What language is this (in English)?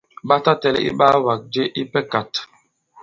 Bankon